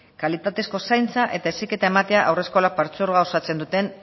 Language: Basque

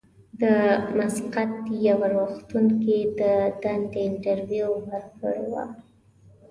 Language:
Pashto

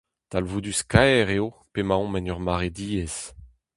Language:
Breton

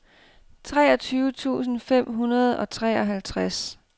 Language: Danish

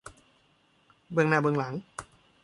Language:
Thai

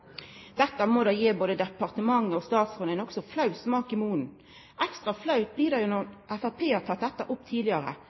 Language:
Norwegian Nynorsk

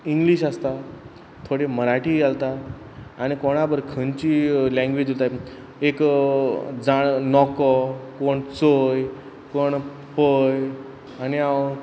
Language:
Konkani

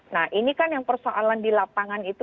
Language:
Indonesian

